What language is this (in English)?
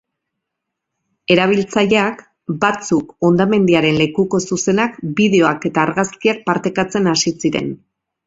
Basque